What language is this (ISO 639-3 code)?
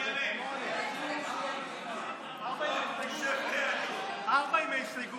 heb